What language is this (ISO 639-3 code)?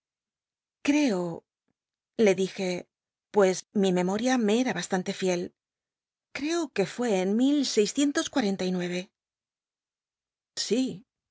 spa